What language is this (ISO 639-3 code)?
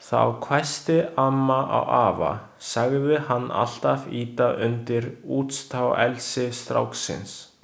isl